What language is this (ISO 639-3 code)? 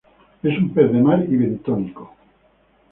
spa